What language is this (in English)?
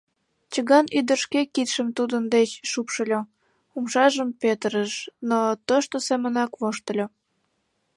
Mari